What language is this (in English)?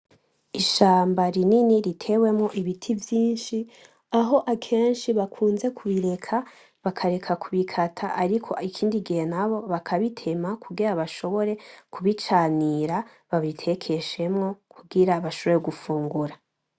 Rundi